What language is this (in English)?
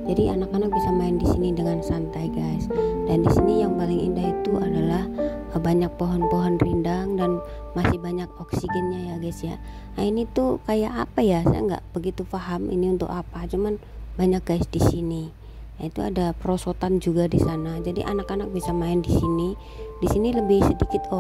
Indonesian